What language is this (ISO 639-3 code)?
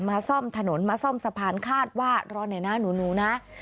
tha